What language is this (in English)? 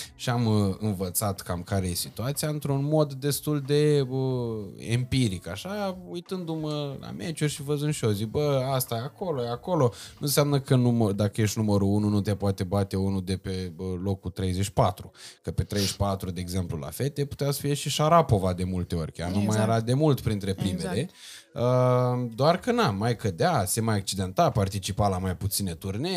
Romanian